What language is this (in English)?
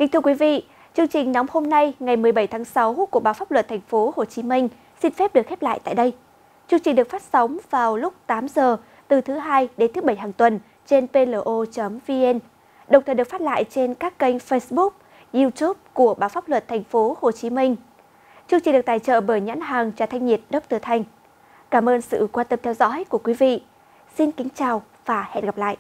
Vietnamese